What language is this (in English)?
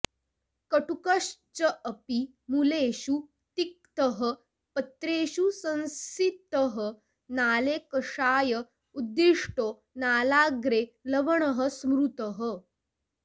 Sanskrit